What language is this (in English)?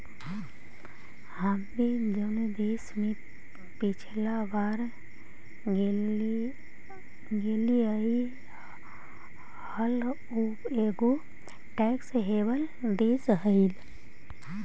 Magahi